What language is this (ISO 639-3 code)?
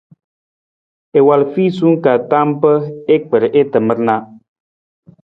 nmz